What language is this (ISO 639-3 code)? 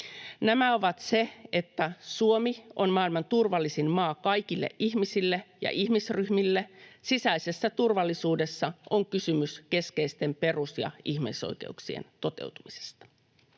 fin